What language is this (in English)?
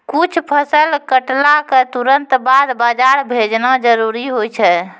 Maithili